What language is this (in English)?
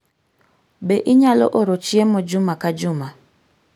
Luo (Kenya and Tanzania)